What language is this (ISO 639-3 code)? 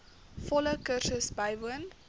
afr